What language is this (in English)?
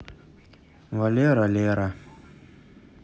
Russian